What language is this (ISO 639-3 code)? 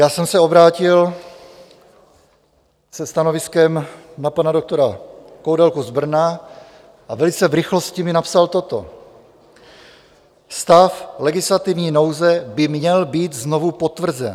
ces